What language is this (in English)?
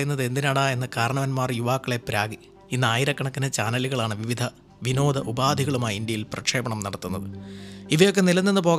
Malayalam